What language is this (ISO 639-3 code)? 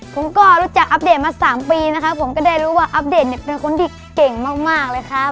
tha